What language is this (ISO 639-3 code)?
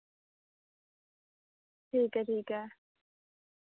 doi